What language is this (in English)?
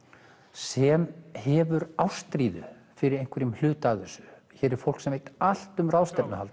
Icelandic